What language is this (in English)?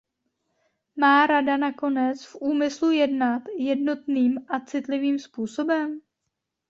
Czech